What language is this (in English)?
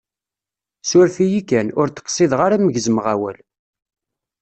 Kabyle